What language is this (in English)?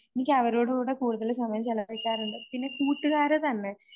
Malayalam